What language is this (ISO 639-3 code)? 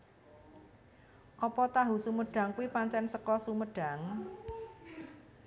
jav